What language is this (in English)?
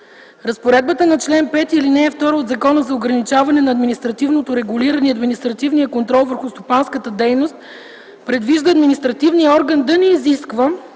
Bulgarian